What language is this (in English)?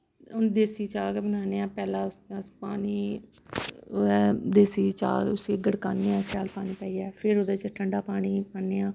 Dogri